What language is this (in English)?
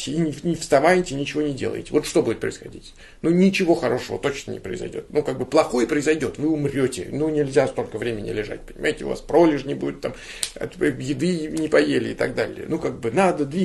Russian